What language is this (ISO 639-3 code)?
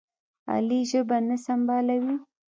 pus